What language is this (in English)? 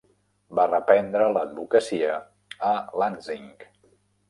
Catalan